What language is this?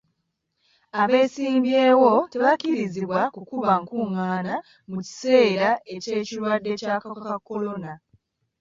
Ganda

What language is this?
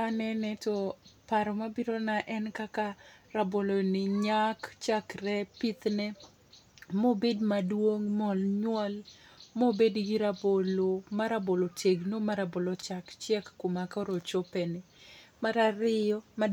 Luo (Kenya and Tanzania)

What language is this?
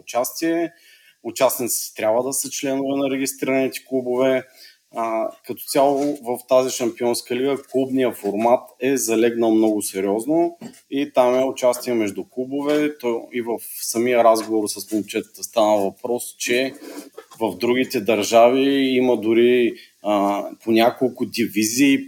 Bulgarian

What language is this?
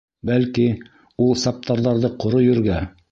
Bashkir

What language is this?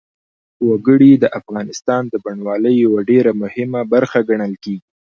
Pashto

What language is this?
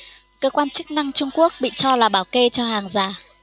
Vietnamese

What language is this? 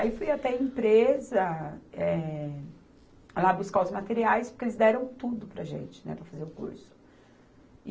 Portuguese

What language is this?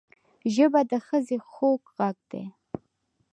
Pashto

